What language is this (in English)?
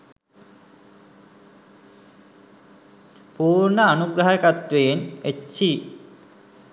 Sinhala